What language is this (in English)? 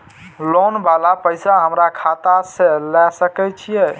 Maithili